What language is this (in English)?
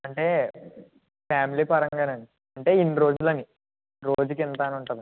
Telugu